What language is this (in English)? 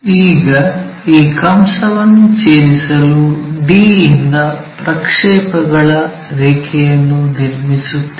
Kannada